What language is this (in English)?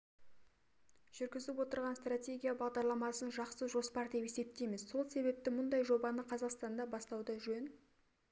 Kazakh